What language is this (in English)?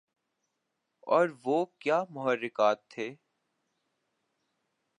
Urdu